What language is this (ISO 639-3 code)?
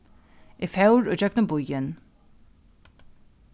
fao